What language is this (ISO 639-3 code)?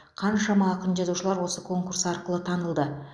kaz